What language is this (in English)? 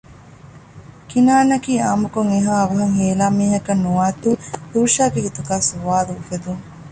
Divehi